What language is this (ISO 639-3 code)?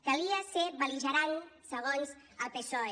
cat